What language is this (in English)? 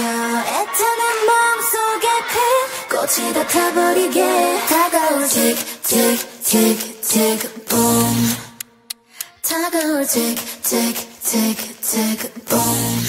Korean